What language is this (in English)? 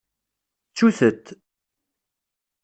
Kabyle